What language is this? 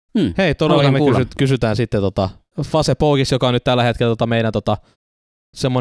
Finnish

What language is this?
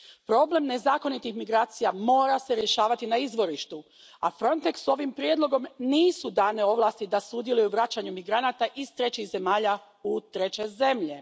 Croatian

